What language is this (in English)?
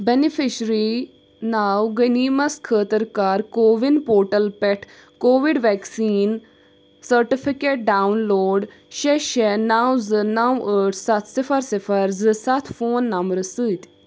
Kashmiri